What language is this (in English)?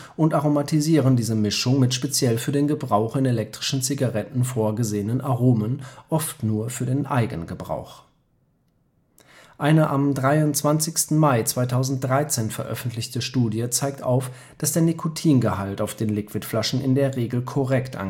German